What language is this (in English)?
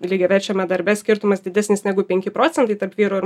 Lithuanian